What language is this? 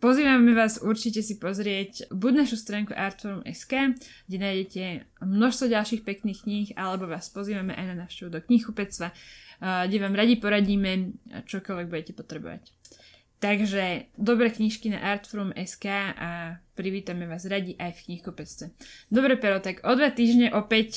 Slovak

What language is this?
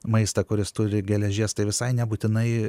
Lithuanian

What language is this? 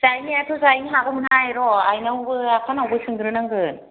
Bodo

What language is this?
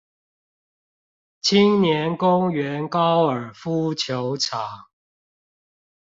Chinese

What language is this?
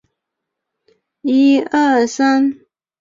Chinese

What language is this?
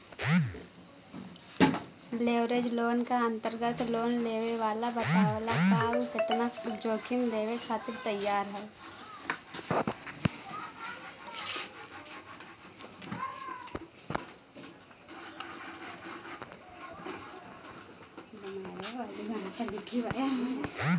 Bhojpuri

